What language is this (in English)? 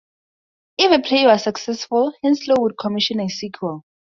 English